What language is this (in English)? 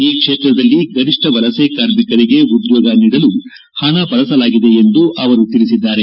Kannada